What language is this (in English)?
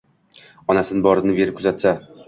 Uzbek